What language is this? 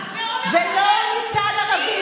Hebrew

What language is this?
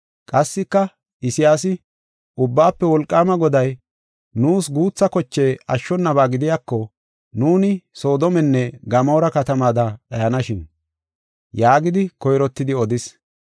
Gofa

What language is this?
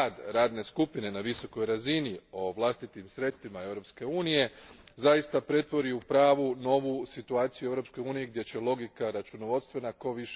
Croatian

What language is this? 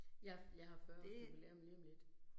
Danish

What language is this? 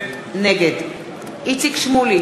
Hebrew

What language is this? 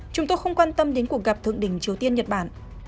Vietnamese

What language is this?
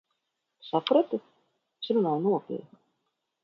Latvian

